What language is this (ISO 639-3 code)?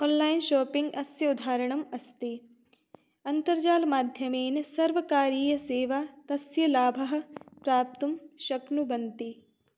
san